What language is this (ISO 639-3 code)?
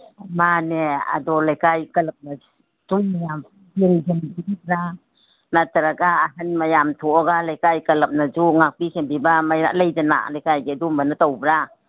mni